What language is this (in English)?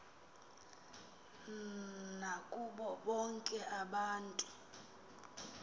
Xhosa